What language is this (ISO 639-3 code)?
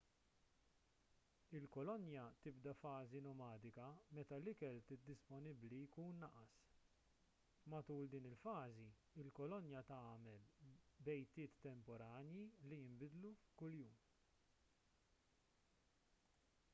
mlt